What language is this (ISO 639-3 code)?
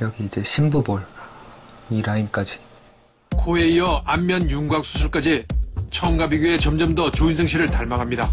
kor